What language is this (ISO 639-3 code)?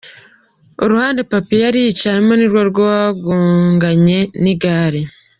kin